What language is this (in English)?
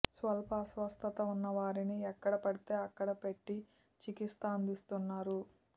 Telugu